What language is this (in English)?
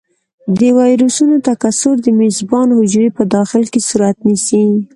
Pashto